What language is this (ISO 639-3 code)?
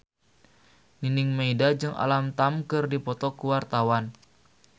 sun